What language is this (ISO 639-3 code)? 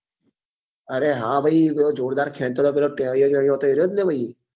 guj